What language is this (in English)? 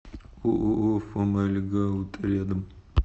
Russian